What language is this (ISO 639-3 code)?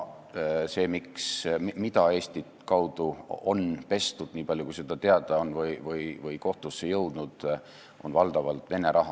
est